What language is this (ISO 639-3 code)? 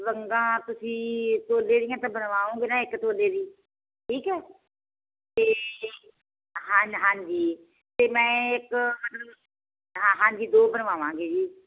pan